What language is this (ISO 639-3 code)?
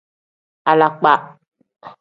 kdh